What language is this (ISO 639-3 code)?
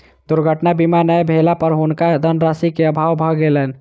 mai